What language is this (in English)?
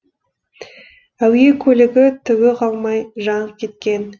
Kazakh